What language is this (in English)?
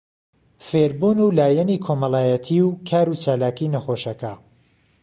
Central Kurdish